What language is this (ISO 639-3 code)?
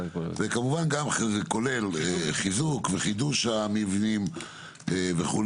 heb